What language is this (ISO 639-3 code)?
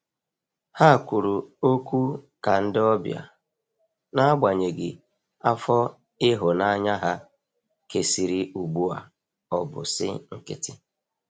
ibo